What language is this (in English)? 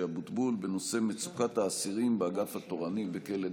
Hebrew